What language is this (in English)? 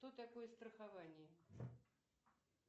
Russian